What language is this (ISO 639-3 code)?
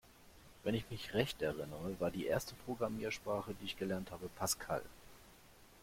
deu